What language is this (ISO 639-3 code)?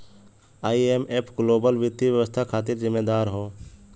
bho